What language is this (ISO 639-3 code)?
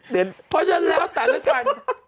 tha